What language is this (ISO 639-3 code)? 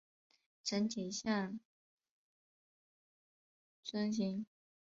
zho